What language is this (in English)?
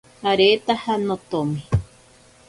Ashéninka Perené